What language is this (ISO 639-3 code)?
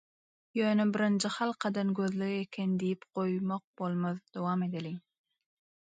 tuk